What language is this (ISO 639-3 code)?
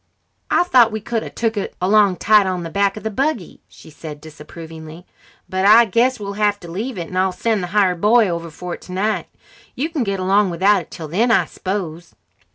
eng